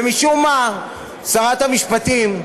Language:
Hebrew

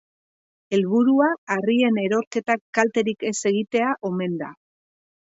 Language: Basque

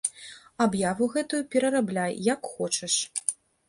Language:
Belarusian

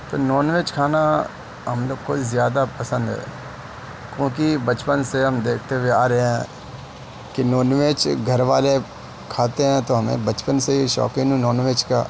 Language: Urdu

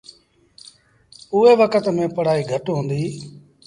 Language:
Sindhi Bhil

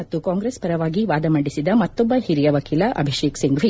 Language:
Kannada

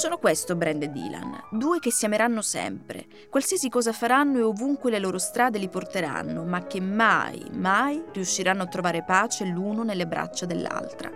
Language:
Italian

